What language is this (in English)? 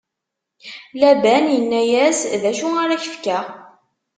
Kabyle